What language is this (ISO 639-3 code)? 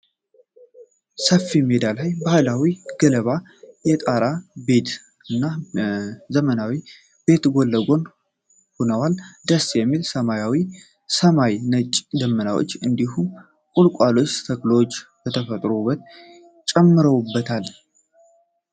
amh